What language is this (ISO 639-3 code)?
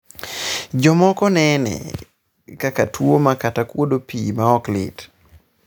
luo